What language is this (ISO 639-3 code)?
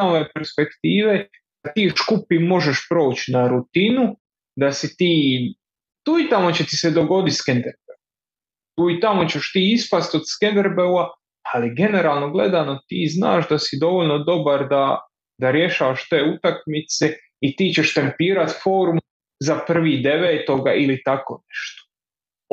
hrv